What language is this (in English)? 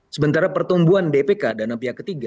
Indonesian